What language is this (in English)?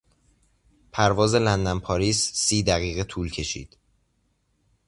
Persian